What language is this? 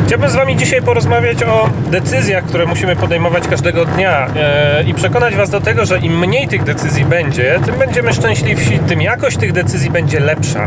Polish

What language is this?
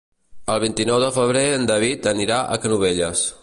Catalan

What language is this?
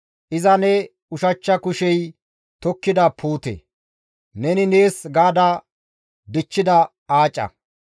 Gamo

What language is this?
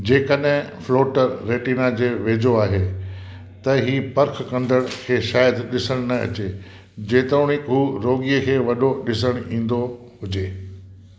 Sindhi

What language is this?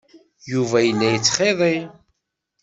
Kabyle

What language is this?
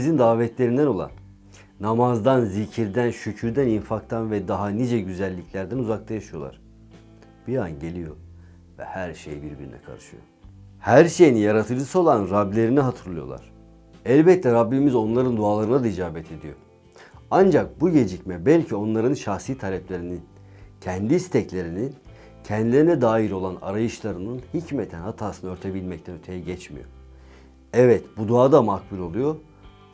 Turkish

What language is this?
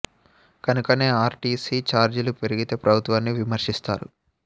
Telugu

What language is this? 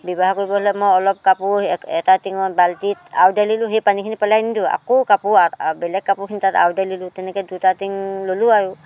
Assamese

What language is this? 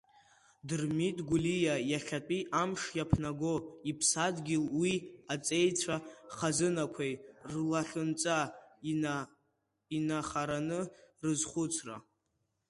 Abkhazian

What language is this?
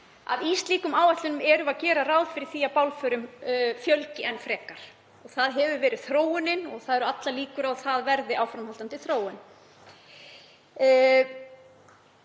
Icelandic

